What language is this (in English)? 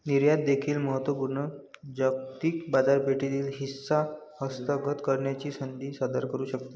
Marathi